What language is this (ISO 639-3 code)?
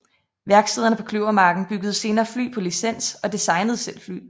dan